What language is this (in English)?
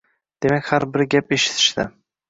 Uzbek